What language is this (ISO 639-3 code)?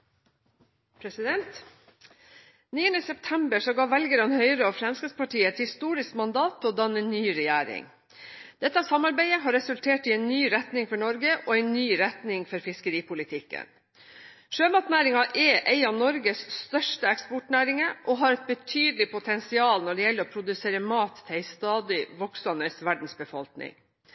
nob